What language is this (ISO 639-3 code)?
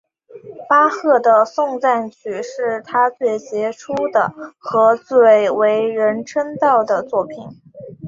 zho